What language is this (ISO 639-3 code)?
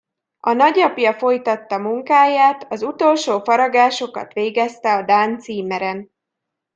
hun